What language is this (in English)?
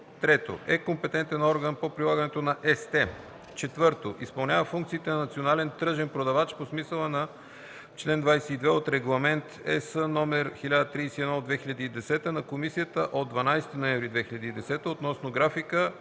Bulgarian